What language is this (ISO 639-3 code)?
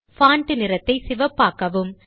tam